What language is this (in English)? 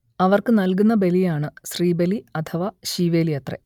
Malayalam